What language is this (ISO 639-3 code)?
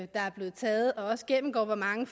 dan